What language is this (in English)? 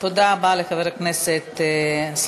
Hebrew